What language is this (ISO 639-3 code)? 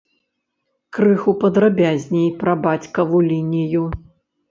bel